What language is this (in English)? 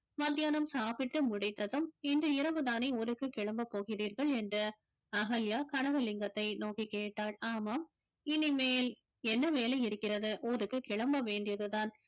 Tamil